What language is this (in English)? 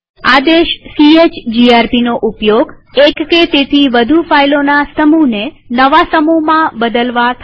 Gujarati